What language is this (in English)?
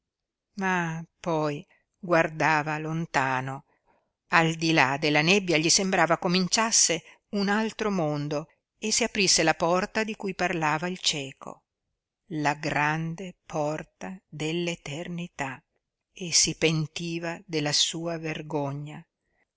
Italian